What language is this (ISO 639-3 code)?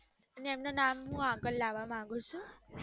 guj